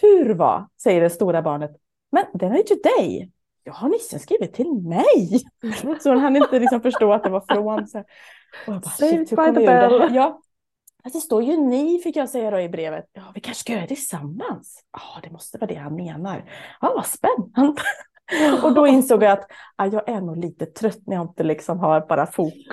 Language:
Swedish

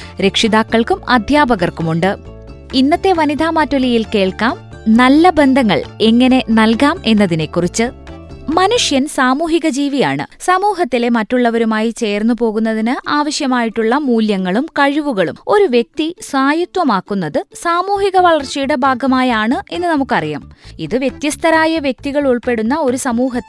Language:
Malayalam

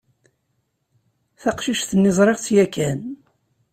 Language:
Kabyle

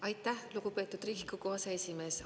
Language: Estonian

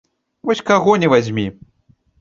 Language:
Belarusian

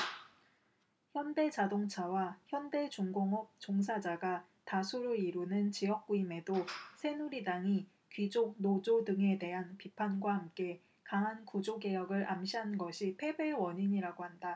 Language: Korean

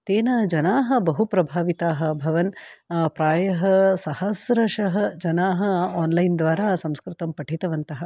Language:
Sanskrit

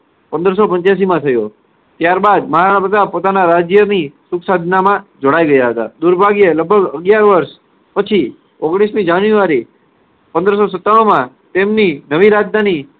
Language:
Gujarati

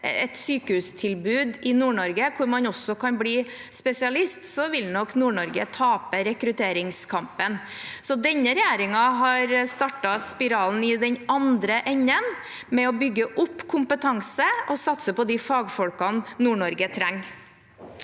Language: Norwegian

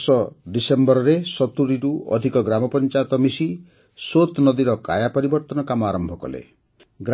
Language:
Odia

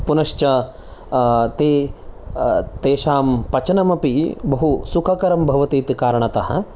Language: Sanskrit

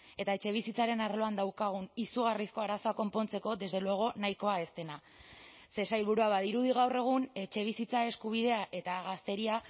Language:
Basque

